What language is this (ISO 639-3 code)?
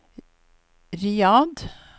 nor